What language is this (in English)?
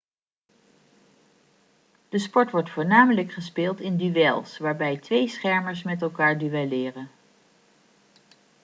Dutch